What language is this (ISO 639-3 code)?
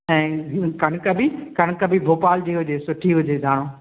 snd